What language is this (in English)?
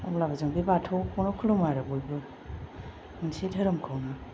Bodo